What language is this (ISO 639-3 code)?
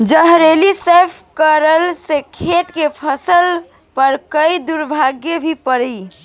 bho